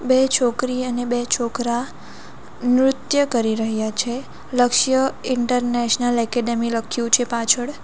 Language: Gujarati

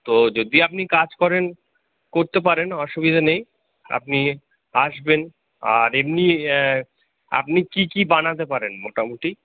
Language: Bangla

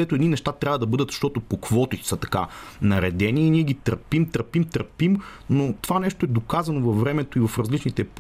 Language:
Bulgarian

